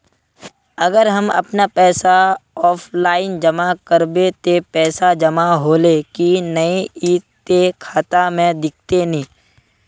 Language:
Magahi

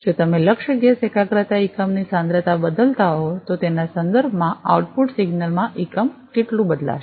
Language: Gujarati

